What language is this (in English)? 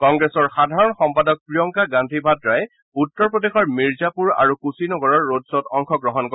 Assamese